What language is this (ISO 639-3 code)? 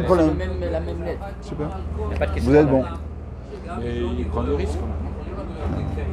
fra